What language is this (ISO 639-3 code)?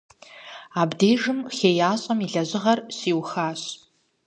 kbd